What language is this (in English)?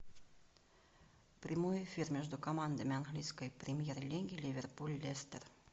Russian